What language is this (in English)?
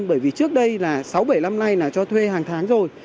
Vietnamese